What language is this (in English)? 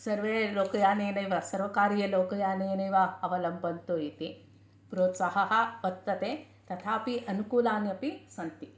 Sanskrit